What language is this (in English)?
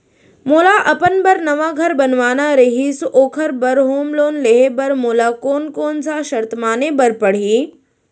Chhattisgarhi